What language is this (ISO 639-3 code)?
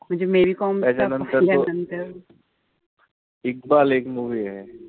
mar